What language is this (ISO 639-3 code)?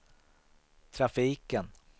swe